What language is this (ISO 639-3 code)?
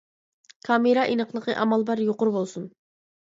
uig